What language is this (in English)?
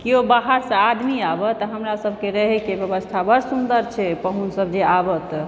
Maithili